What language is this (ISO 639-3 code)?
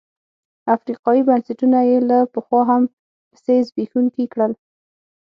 pus